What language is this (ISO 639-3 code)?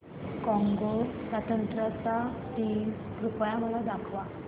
mar